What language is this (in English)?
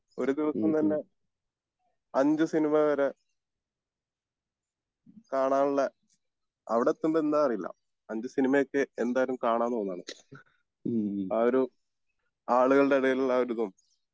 Malayalam